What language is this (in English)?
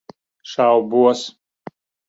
Latvian